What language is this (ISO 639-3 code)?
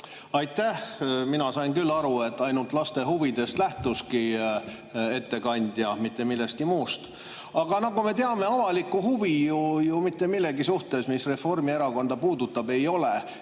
est